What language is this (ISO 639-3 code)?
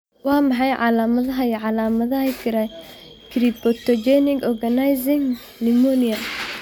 som